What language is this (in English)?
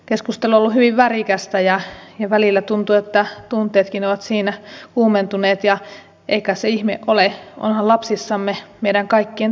Finnish